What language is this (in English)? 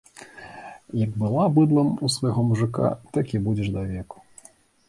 Belarusian